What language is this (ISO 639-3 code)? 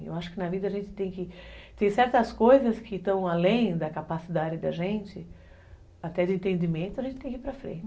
por